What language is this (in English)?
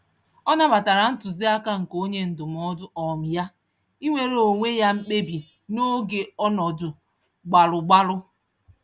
Igbo